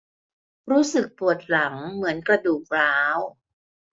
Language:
Thai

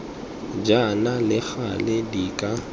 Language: Tswana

